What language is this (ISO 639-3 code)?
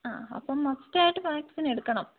mal